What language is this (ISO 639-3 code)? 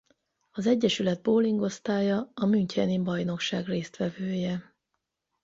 hun